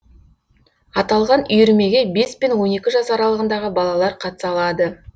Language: Kazakh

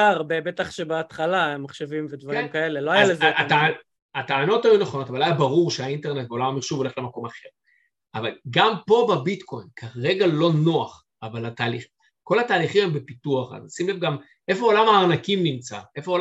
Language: Hebrew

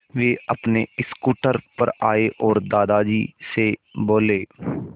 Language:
Hindi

